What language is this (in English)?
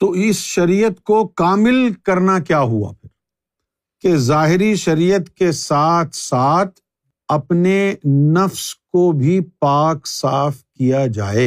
Urdu